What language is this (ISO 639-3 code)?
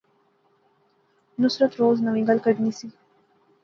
phr